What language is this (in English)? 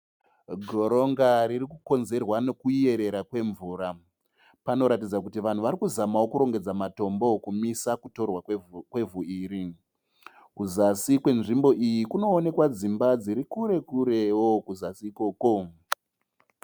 Shona